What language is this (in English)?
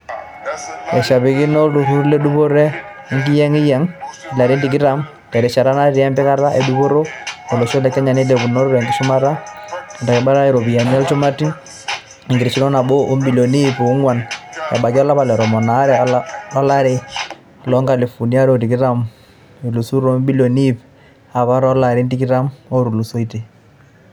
Masai